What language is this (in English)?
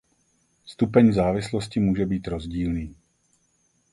Czech